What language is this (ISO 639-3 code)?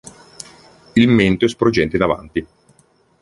ita